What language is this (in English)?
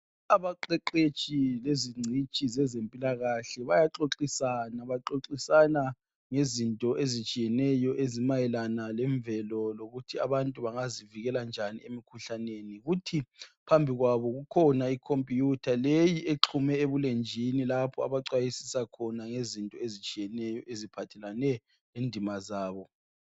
North Ndebele